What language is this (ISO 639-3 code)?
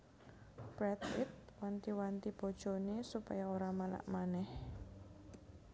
jav